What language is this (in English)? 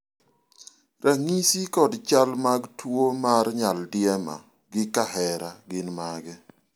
Luo (Kenya and Tanzania)